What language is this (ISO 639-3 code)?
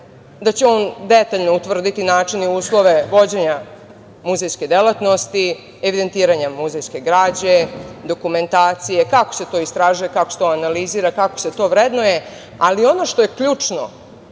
srp